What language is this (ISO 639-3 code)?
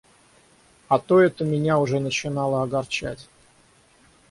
rus